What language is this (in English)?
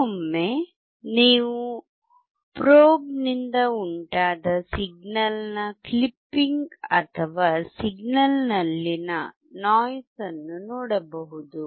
Kannada